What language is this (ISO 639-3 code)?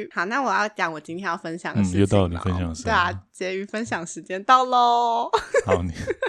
zho